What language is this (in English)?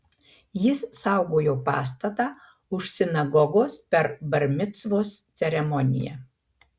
Lithuanian